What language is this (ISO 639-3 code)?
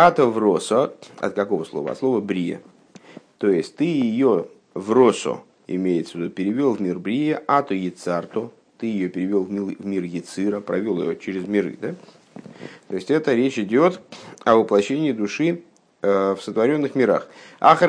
rus